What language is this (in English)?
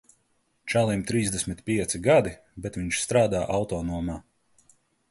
Latvian